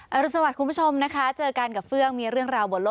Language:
Thai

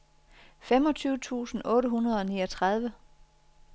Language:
Danish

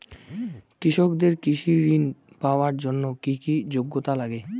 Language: Bangla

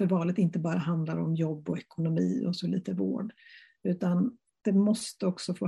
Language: Swedish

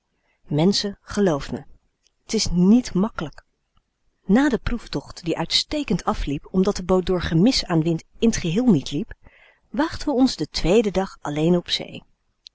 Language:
Dutch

